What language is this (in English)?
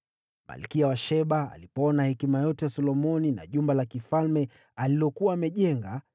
Swahili